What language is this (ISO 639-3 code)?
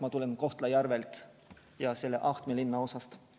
est